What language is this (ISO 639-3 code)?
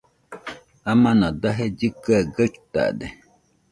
hux